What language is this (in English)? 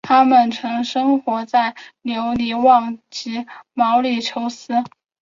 Chinese